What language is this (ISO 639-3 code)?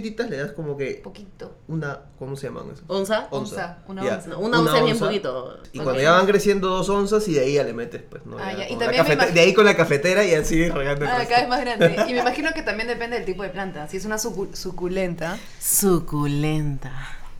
spa